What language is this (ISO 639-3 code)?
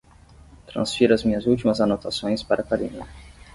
por